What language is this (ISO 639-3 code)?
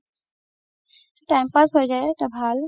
asm